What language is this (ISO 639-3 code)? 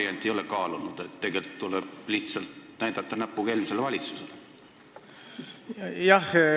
est